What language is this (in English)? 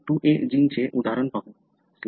Marathi